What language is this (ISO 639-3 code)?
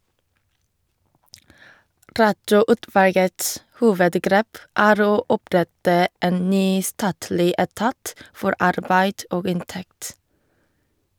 nor